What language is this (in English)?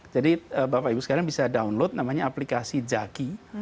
Indonesian